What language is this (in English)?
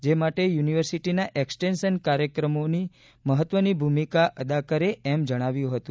Gujarati